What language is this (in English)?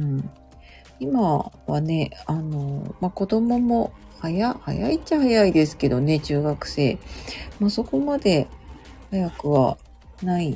Japanese